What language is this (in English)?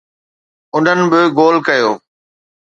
Sindhi